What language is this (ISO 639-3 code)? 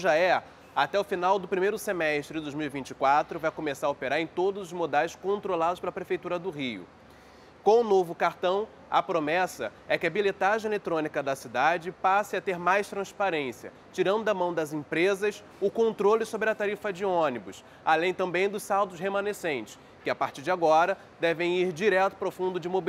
por